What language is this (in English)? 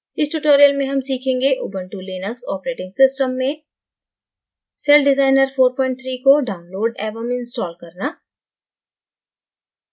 Hindi